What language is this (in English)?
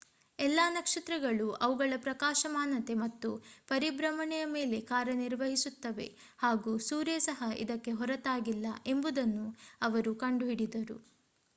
Kannada